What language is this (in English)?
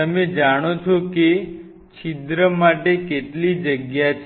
Gujarati